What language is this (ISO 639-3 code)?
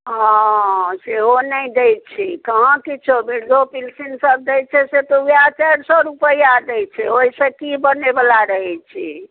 mai